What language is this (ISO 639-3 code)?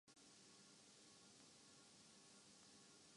urd